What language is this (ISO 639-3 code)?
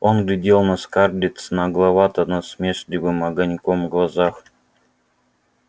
rus